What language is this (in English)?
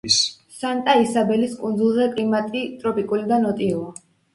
Georgian